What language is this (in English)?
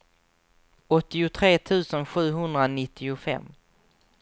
Swedish